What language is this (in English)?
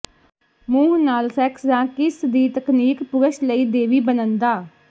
Punjabi